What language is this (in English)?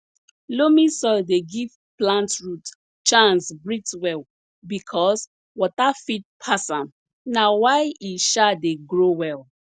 Nigerian Pidgin